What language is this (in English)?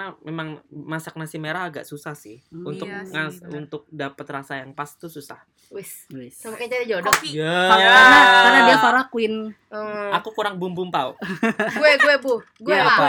Indonesian